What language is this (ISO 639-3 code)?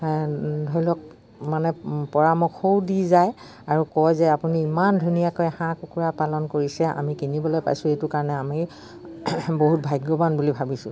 asm